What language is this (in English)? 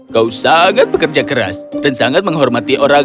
Indonesian